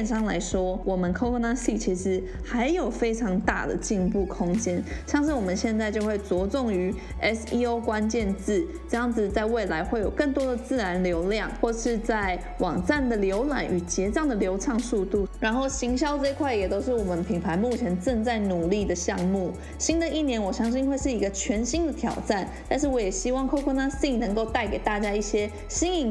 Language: Chinese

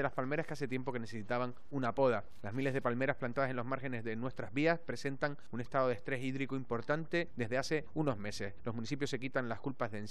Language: Spanish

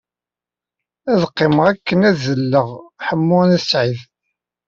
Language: Kabyle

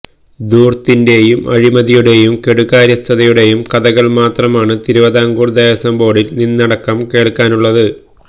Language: Malayalam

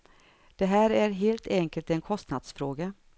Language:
Swedish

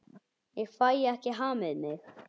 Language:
Icelandic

